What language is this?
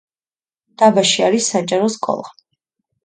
Georgian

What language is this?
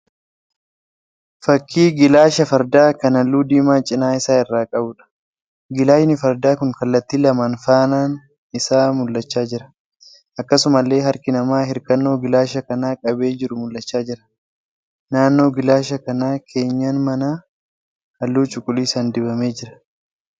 Oromo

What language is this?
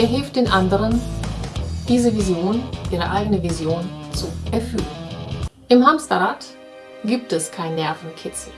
German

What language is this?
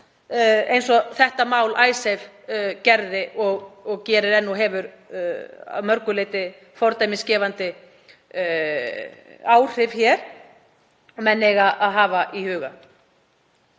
Icelandic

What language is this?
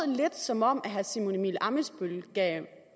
Danish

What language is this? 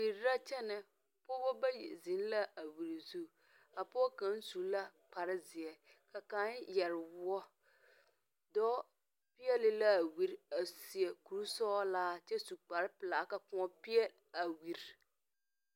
Southern Dagaare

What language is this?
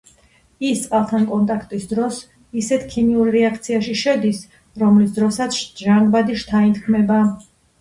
Georgian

